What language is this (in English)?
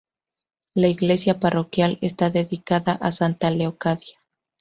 Spanish